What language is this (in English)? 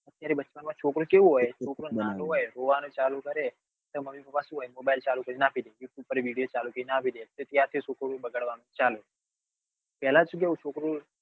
Gujarati